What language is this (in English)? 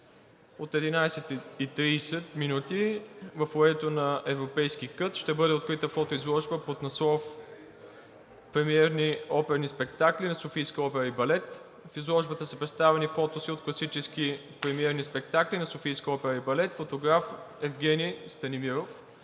Bulgarian